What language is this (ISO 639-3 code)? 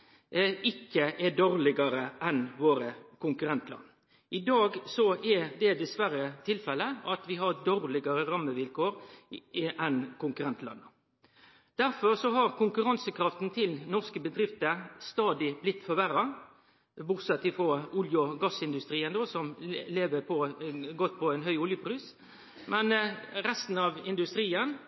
nno